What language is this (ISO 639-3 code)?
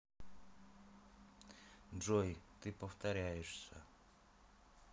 rus